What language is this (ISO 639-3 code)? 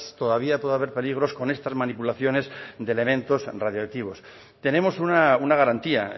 spa